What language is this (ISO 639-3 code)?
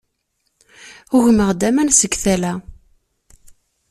kab